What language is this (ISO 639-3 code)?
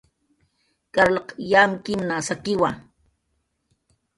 jqr